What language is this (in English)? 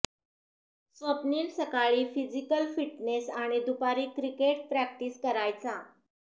Marathi